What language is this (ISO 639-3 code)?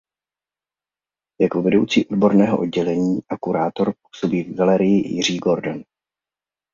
ces